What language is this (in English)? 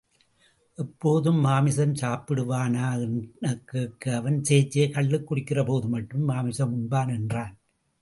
Tamil